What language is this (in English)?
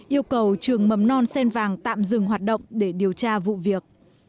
Vietnamese